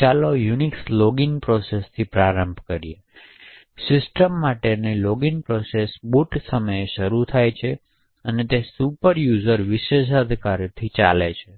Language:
Gujarati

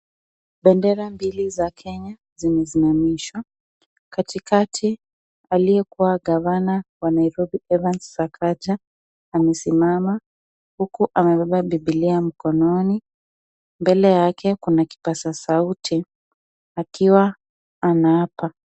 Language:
Swahili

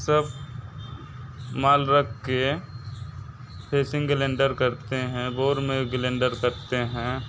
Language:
Hindi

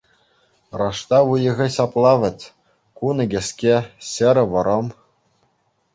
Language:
Chuvash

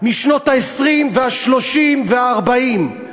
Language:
Hebrew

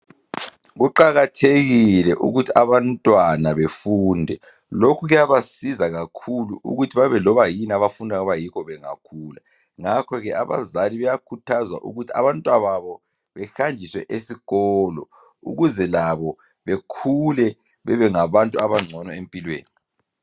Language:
North Ndebele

